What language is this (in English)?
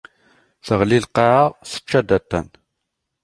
Kabyle